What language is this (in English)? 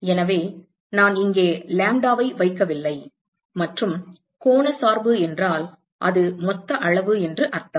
Tamil